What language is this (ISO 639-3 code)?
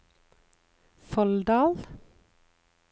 nor